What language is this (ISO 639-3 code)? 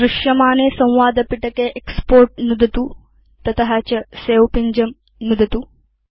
san